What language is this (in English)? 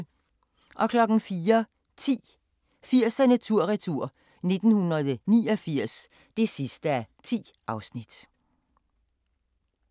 Danish